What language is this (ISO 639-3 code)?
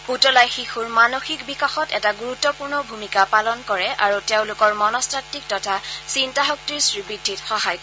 asm